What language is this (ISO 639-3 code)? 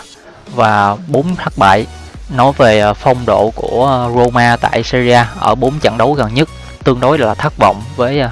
vie